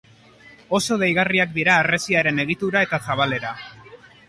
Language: Basque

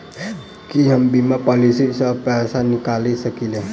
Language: Maithili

